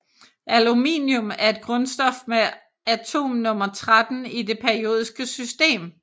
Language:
Danish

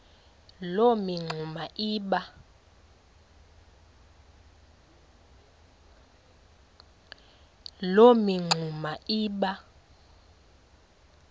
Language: Xhosa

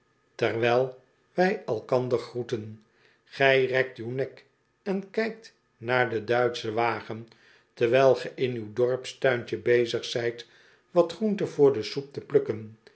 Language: Dutch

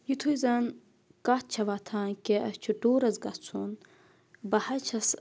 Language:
Kashmiri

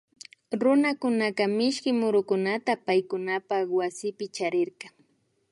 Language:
Imbabura Highland Quichua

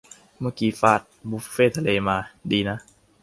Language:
Thai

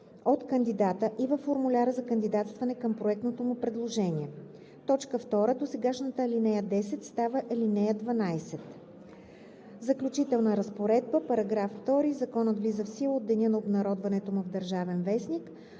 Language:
Bulgarian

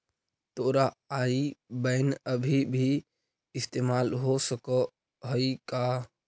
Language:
Magahi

